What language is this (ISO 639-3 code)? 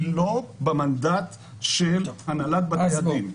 heb